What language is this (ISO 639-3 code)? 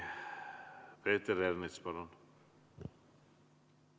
est